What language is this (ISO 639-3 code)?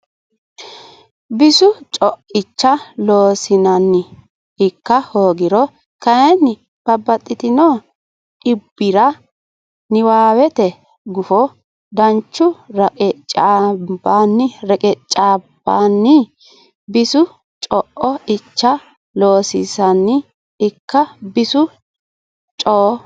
sid